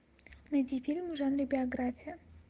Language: Russian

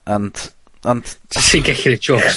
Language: Welsh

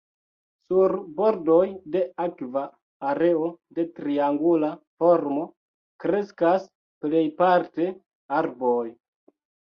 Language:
Esperanto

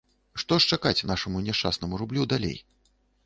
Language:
Belarusian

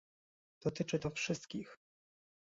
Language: Polish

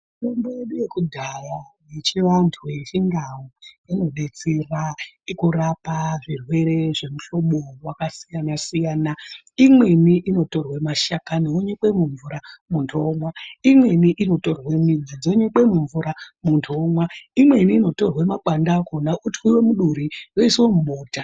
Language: Ndau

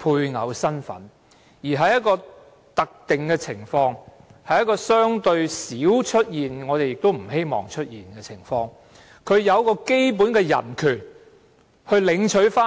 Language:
Cantonese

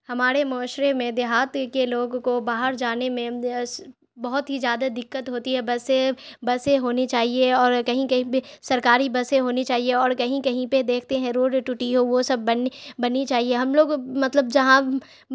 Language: Urdu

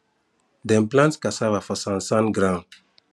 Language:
Nigerian Pidgin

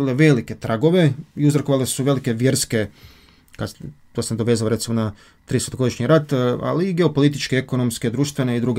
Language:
Croatian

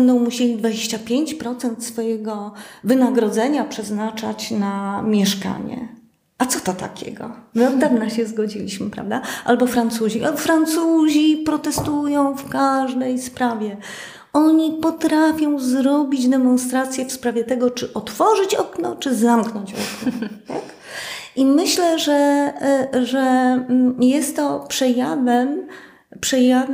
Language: Polish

